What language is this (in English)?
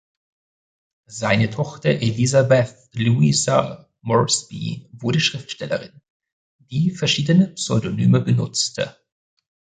German